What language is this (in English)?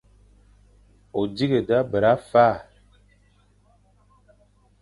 Fang